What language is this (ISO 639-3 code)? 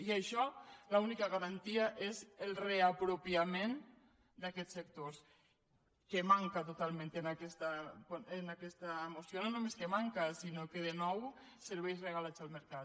cat